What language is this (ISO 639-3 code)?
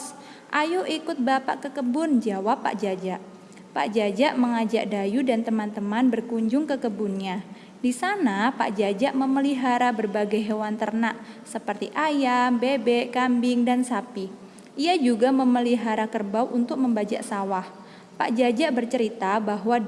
ind